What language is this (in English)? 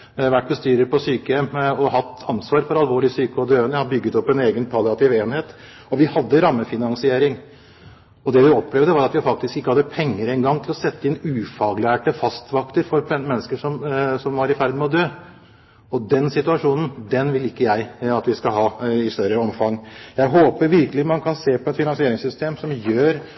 Norwegian Bokmål